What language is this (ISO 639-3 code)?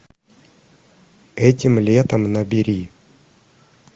rus